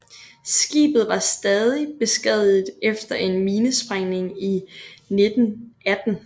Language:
Danish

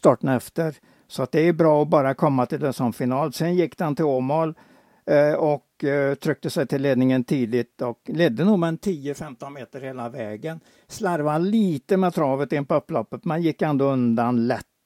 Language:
Swedish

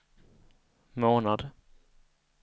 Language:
Swedish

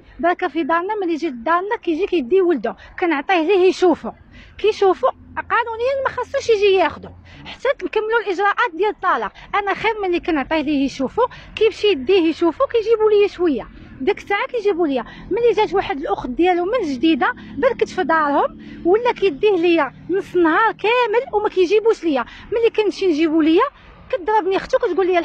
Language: Arabic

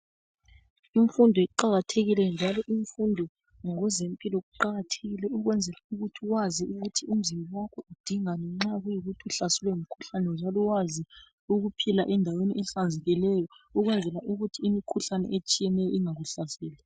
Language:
North Ndebele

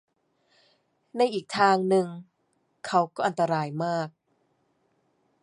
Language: Thai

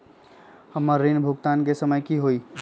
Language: Magahi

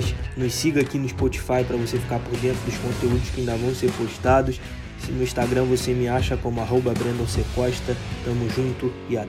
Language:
Portuguese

